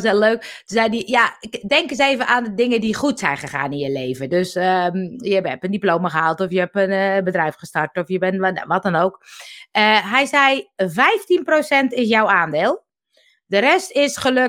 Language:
Dutch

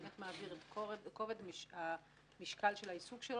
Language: Hebrew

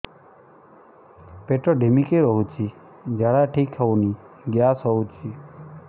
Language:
Odia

